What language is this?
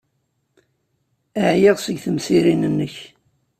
Kabyle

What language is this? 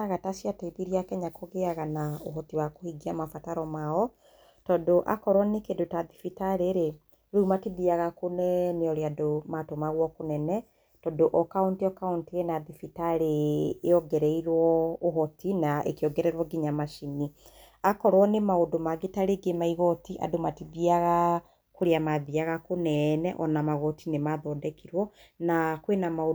Kikuyu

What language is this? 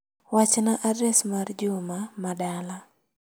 Luo (Kenya and Tanzania)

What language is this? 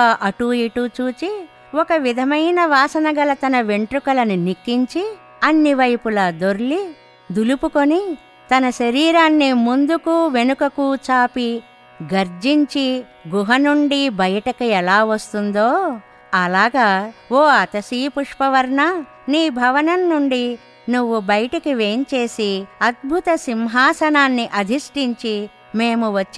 Telugu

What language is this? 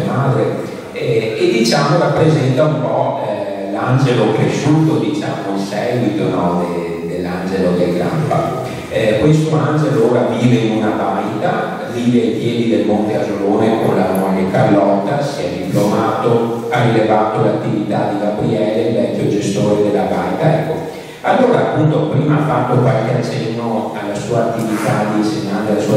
Italian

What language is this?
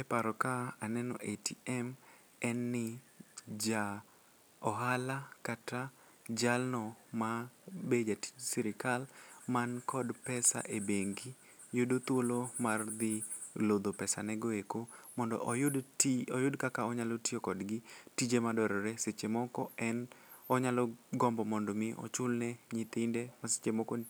Luo (Kenya and Tanzania)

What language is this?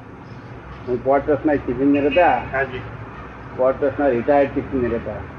Gujarati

